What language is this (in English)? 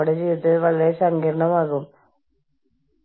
Malayalam